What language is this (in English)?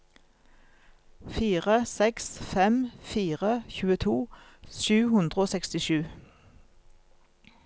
Norwegian